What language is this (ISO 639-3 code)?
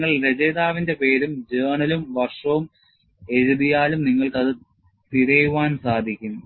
mal